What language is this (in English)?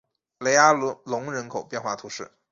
Chinese